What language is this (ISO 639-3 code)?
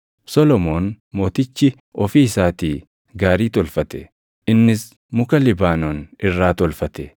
orm